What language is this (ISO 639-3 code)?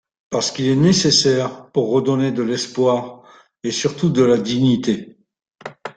fra